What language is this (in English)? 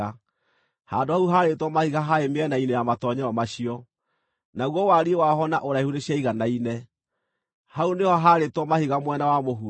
Kikuyu